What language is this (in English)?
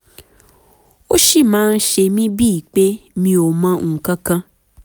Yoruba